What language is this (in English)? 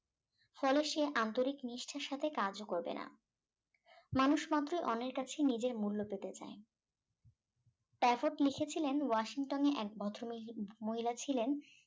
Bangla